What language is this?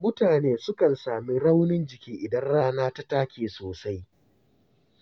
Hausa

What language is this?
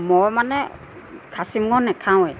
Assamese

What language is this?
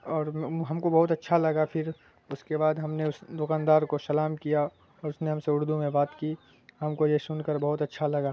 Urdu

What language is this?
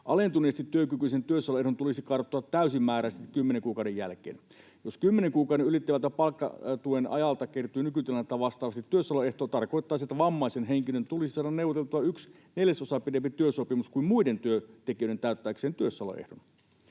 Finnish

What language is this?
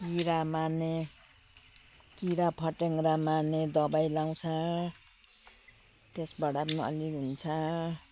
Nepali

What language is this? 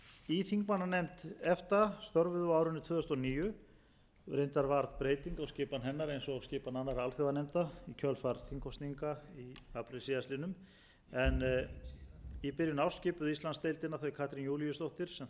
Icelandic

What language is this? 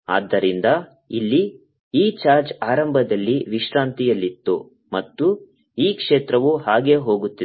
Kannada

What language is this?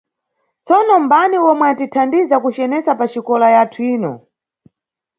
Nyungwe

